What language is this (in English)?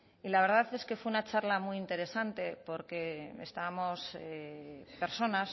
Spanish